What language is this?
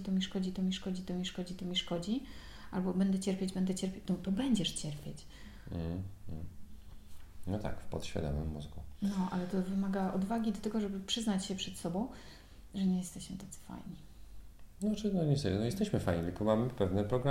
Polish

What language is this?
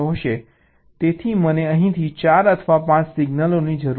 Gujarati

